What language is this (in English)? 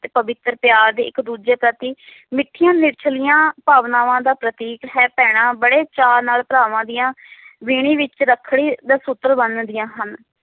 Punjabi